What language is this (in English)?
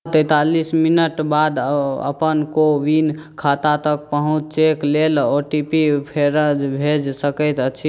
Maithili